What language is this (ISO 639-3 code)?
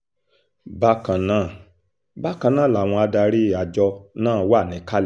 yor